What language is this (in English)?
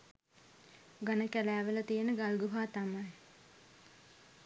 Sinhala